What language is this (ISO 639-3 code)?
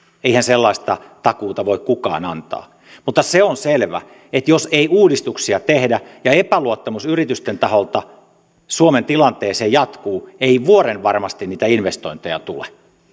fin